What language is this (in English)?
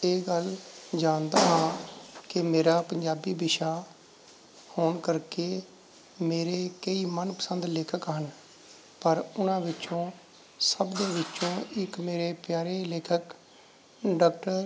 Punjabi